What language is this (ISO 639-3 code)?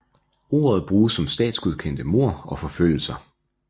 dan